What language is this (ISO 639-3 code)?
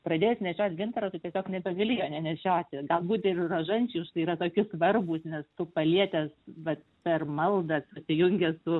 lit